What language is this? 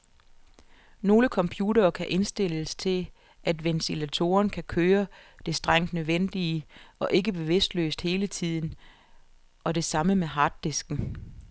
Danish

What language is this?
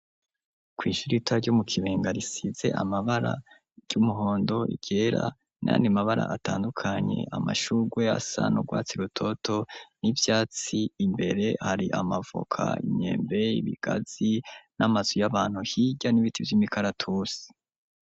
Rundi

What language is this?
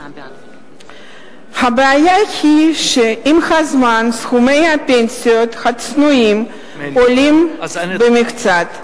Hebrew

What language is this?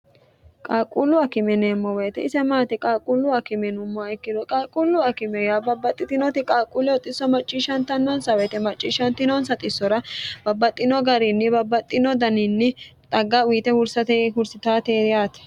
Sidamo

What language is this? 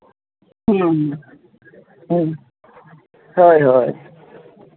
Santali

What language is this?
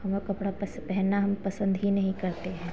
Hindi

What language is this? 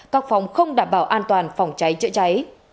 Vietnamese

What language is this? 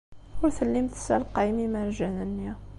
Kabyle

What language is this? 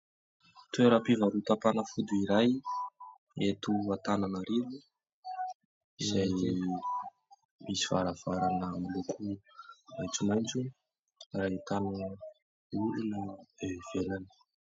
Malagasy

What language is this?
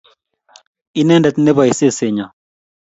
Kalenjin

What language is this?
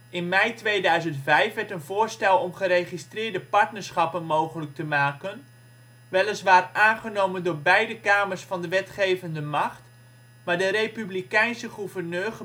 Dutch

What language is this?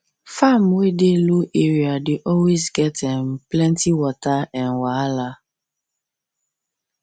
Nigerian Pidgin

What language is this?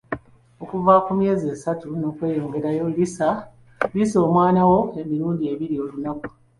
Ganda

